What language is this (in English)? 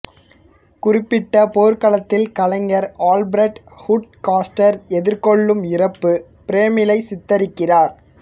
Tamil